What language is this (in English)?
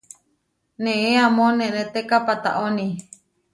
Huarijio